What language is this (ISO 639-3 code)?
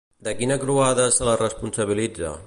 cat